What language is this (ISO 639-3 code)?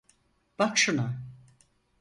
tur